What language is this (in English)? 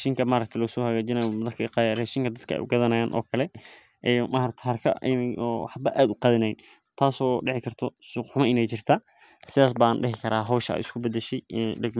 Somali